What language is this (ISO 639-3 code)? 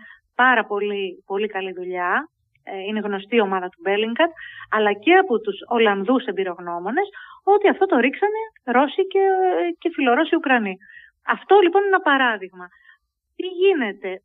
ell